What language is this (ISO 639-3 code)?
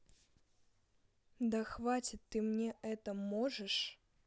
rus